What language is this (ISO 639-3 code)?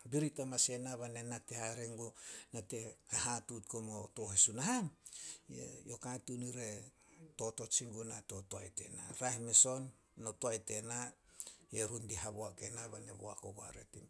sol